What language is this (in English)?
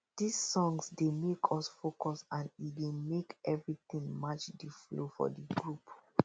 Nigerian Pidgin